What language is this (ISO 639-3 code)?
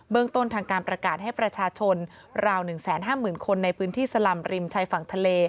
tha